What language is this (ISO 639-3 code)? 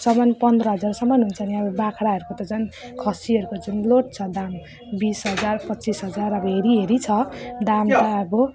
nep